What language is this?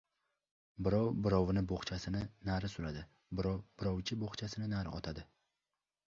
Uzbek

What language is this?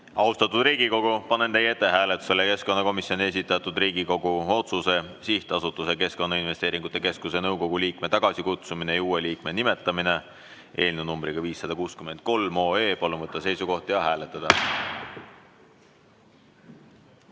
Estonian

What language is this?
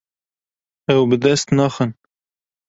Kurdish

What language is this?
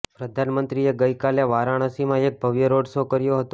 Gujarati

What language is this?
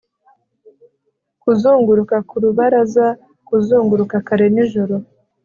Kinyarwanda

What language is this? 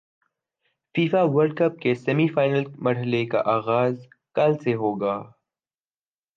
Urdu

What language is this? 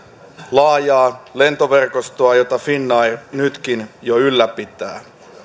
Finnish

